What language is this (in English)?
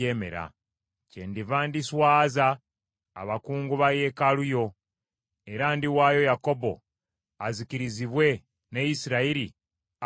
Ganda